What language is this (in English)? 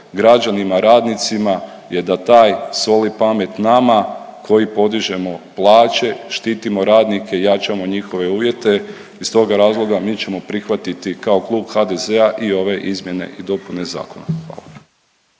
Croatian